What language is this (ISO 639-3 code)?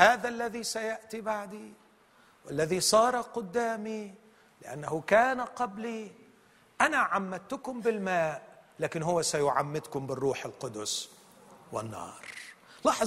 ara